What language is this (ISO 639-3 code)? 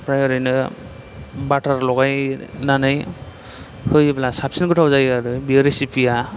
brx